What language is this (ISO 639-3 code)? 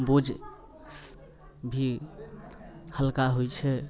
mai